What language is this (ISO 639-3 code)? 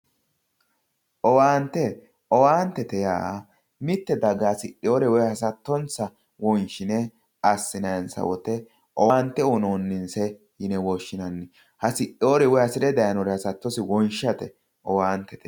sid